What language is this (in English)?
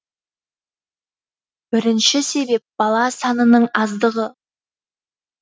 Kazakh